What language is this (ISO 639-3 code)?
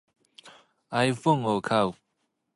jpn